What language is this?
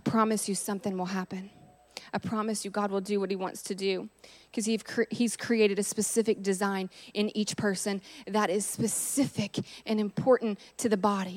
English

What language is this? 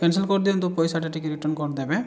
Odia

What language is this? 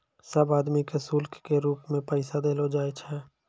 Maithili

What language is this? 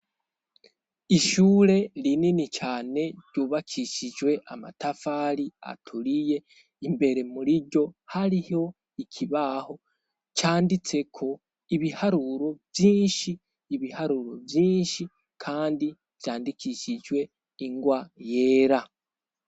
Rundi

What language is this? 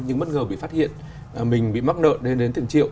Vietnamese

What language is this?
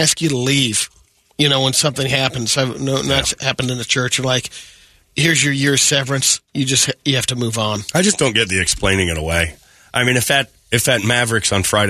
English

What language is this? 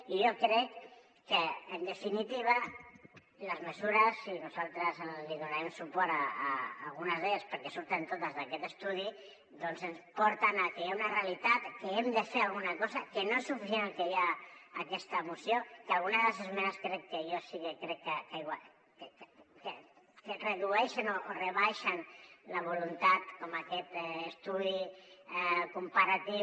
Catalan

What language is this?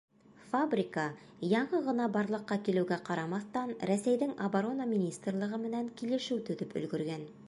Bashkir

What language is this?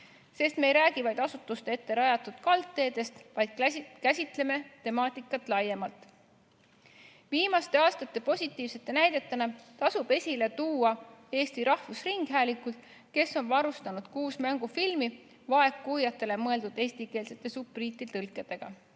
Estonian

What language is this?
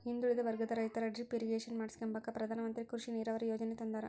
Kannada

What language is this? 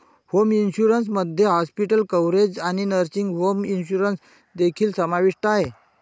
Marathi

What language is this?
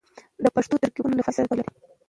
Pashto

